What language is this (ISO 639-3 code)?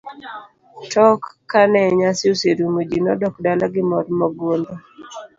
luo